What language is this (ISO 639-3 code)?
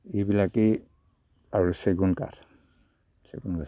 asm